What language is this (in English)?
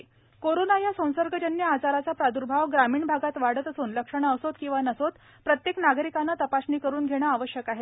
Marathi